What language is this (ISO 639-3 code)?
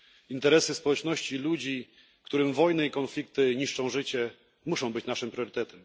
pol